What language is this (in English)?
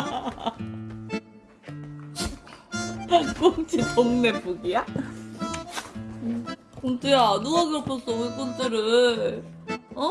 Korean